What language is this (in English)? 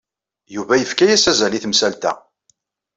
Kabyle